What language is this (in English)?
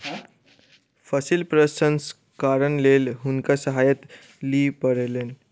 Maithili